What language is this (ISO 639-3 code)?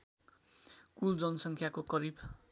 nep